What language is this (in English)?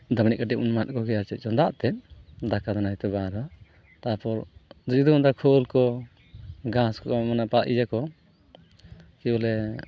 Santali